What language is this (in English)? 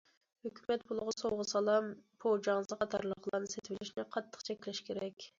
Uyghur